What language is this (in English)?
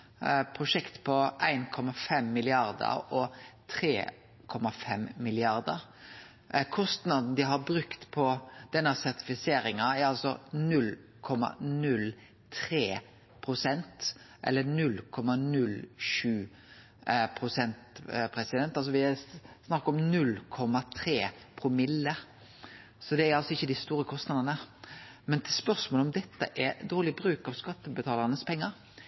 Norwegian Nynorsk